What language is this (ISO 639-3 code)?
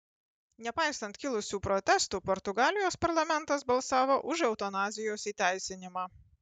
lit